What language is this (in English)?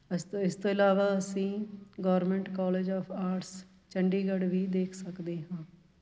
Punjabi